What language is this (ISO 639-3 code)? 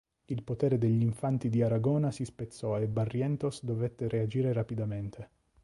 ita